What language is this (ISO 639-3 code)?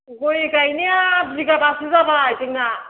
brx